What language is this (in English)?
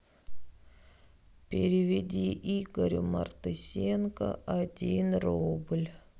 Russian